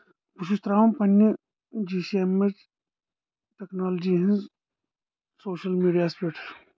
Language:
Kashmiri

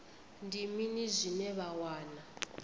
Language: Venda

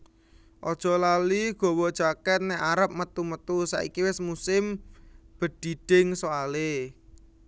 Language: Javanese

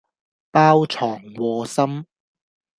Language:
Cantonese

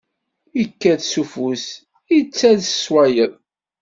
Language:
Kabyle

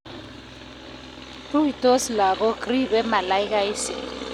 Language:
Kalenjin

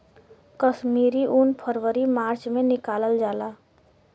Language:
Bhojpuri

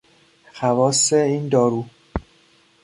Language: Persian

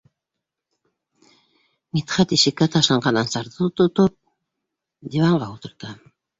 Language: Bashkir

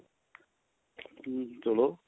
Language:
Punjabi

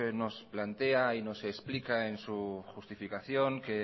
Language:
Spanish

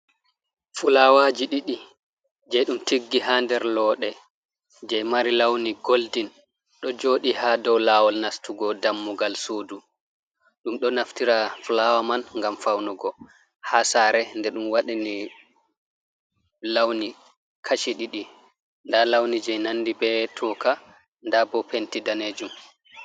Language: Fula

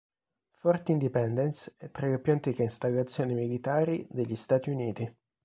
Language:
Italian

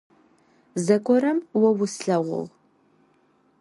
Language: Adyghe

